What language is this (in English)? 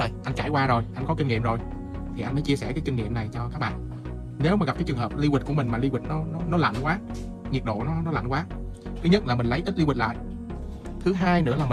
Vietnamese